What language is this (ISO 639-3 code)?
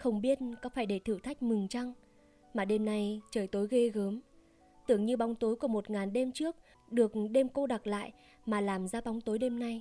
vie